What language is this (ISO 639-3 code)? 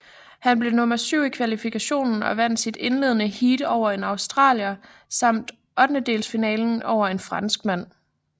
dan